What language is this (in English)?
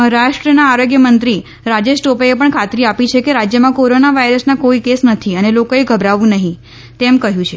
Gujarati